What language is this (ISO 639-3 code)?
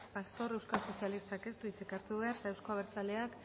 eus